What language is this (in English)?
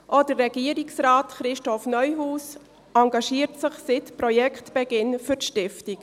Swiss German